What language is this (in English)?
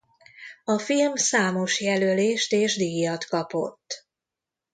Hungarian